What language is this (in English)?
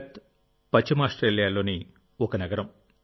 Telugu